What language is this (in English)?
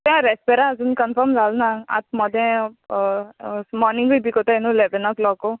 Konkani